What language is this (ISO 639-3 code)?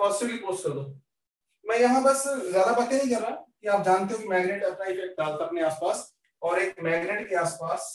hin